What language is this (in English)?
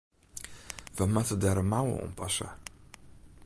Western Frisian